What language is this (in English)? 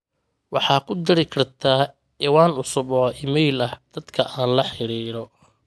Somali